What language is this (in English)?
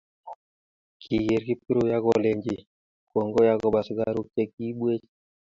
Kalenjin